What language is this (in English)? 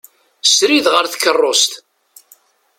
Kabyle